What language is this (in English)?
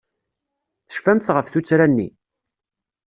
Kabyle